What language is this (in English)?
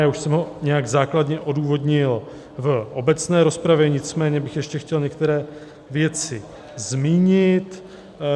Czech